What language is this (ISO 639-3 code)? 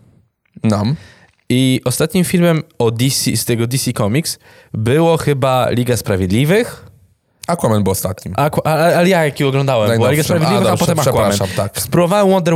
pol